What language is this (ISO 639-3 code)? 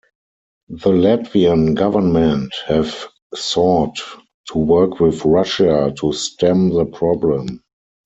eng